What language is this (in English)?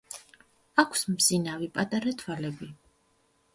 Georgian